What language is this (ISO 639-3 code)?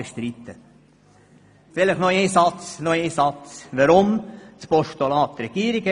gsw